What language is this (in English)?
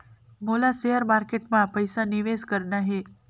Chhattisgarhi